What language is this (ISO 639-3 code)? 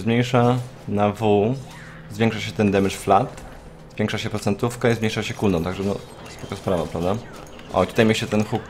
pol